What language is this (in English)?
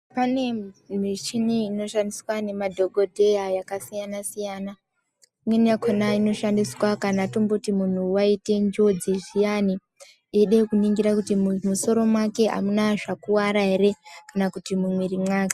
Ndau